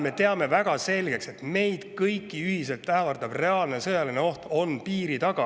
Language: Estonian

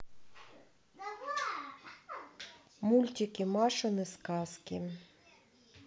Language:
Russian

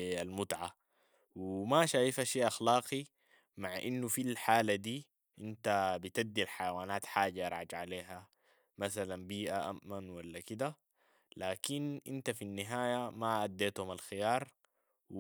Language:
Sudanese Arabic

